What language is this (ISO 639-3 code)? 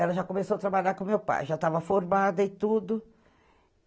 por